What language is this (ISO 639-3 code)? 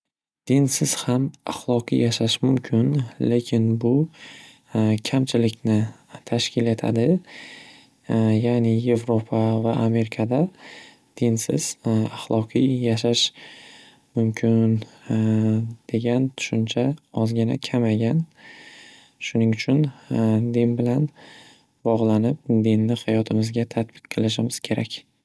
uzb